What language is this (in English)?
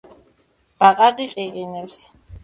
Georgian